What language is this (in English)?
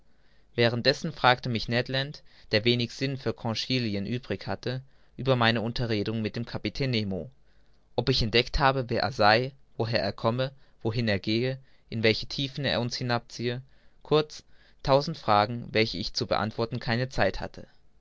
German